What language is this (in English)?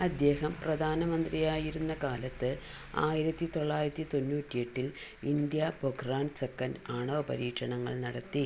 Malayalam